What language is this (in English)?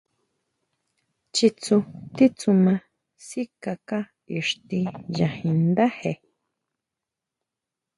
Huautla Mazatec